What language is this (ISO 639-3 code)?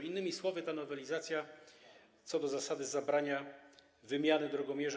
pol